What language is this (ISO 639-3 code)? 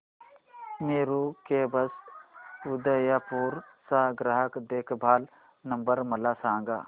mar